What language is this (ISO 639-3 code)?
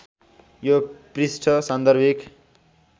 nep